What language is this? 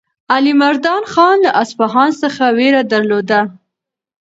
Pashto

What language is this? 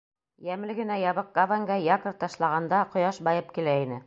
Bashkir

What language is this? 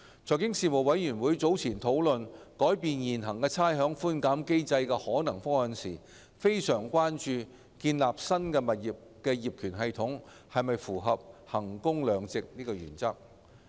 Cantonese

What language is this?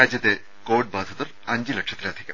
Malayalam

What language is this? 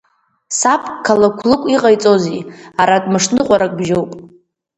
Abkhazian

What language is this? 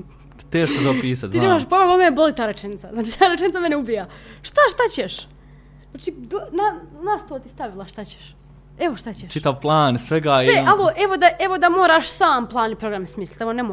Croatian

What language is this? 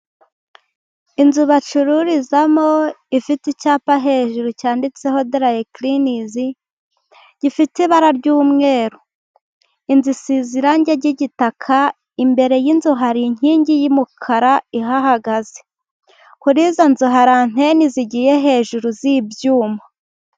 Kinyarwanda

